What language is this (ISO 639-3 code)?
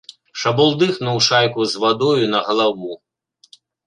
bel